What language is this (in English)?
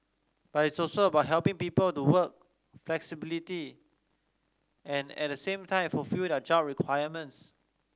English